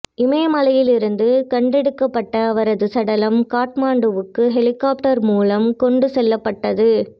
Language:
Tamil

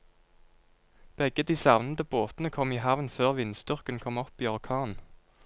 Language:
Norwegian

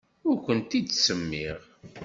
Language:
Kabyle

